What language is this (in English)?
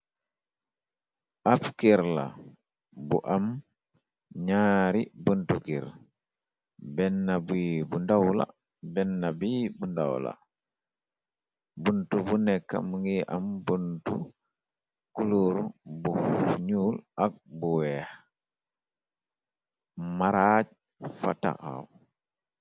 Wolof